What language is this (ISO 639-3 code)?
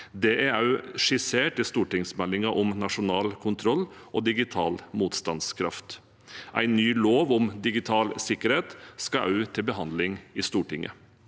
nor